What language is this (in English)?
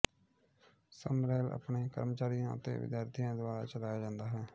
Punjabi